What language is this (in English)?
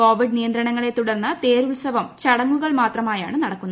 Malayalam